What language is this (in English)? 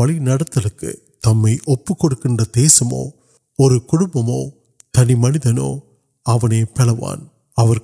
Urdu